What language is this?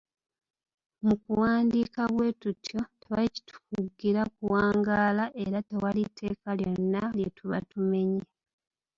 Ganda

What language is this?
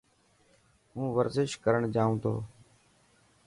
Dhatki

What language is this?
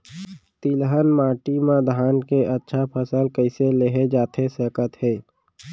Chhattisgarhi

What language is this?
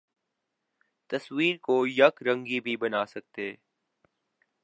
Urdu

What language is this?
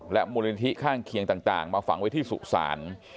Thai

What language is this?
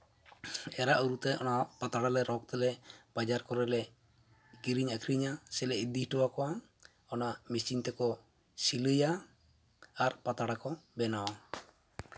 Santali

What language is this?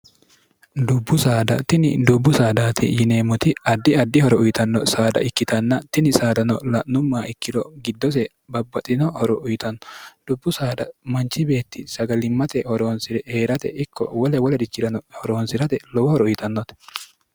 Sidamo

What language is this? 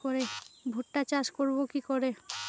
Bangla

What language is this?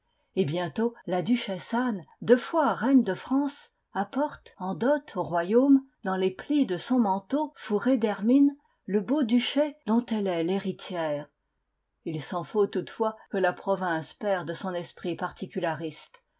French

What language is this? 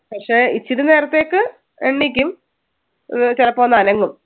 Malayalam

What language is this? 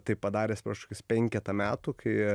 Lithuanian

